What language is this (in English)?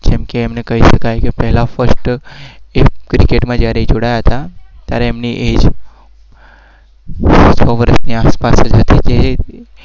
Gujarati